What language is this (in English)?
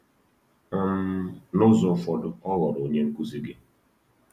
Igbo